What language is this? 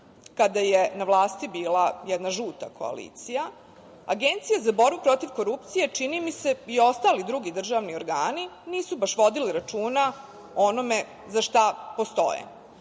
Serbian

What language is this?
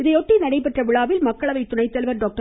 Tamil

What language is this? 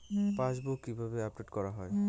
Bangla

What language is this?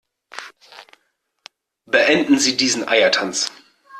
German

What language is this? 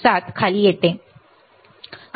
Marathi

